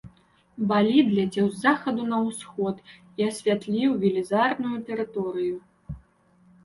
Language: Belarusian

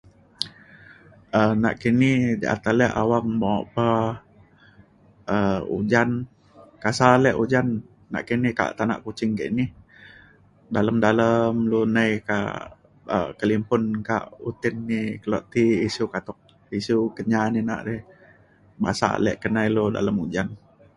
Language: Mainstream Kenyah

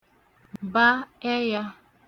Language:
Igbo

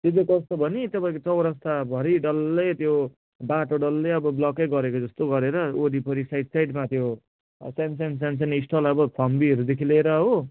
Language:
Nepali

